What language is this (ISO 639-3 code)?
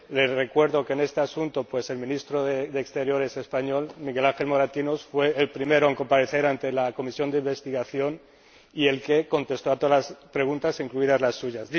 spa